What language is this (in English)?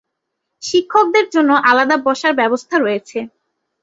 Bangla